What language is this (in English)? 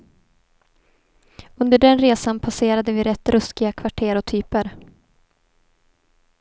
Swedish